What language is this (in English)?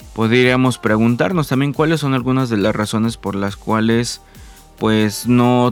Spanish